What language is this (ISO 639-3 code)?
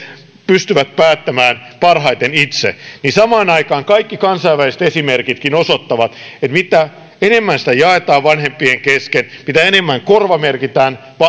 fin